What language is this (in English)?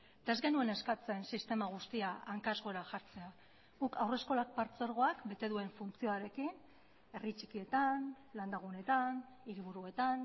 Basque